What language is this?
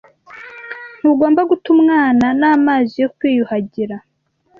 Kinyarwanda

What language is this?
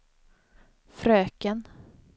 Swedish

